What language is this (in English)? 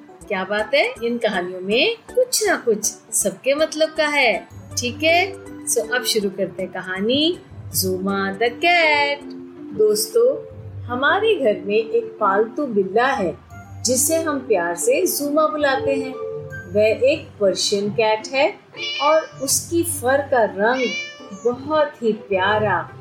Hindi